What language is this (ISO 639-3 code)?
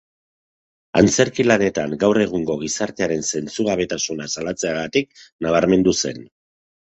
eus